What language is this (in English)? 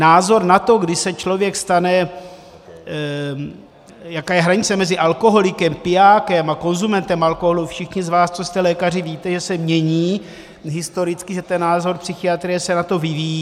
Czech